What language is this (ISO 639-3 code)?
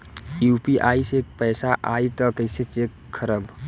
bho